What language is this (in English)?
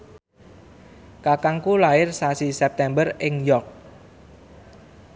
Javanese